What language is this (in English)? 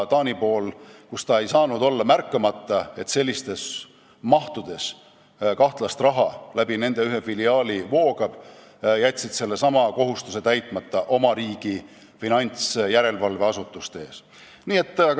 Estonian